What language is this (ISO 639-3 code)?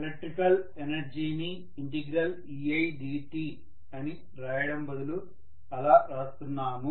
tel